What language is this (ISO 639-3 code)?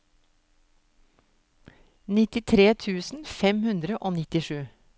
nor